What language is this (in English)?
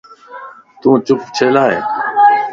Lasi